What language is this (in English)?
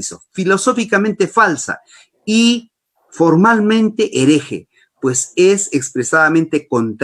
Spanish